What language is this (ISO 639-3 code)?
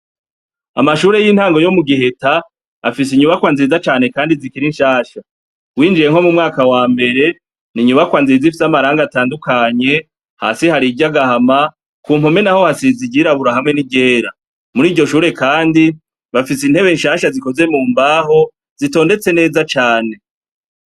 run